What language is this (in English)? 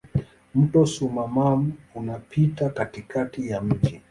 Swahili